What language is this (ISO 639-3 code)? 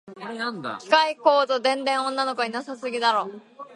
jpn